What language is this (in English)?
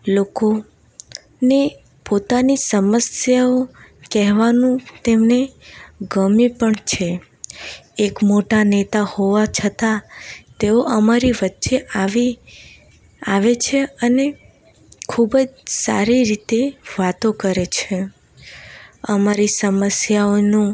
Gujarati